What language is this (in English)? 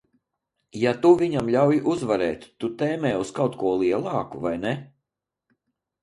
Latvian